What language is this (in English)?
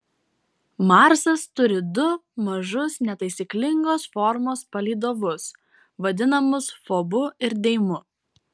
Lithuanian